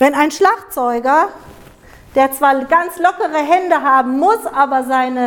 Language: German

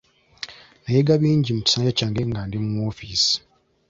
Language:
Ganda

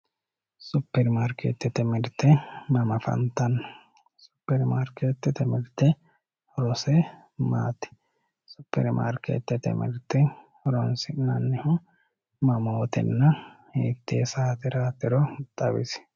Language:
Sidamo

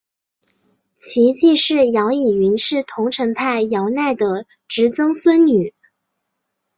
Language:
Chinese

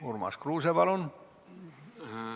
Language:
Estonian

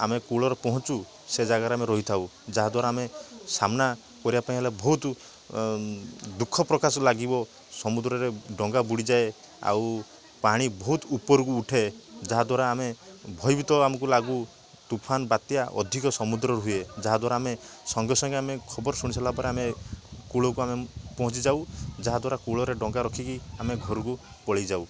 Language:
Odia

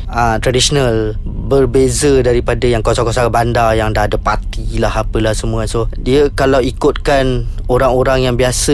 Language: Malay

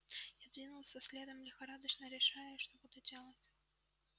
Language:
Russian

